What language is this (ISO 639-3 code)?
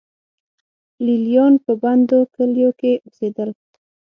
pus